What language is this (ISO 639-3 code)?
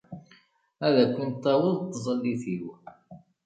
kab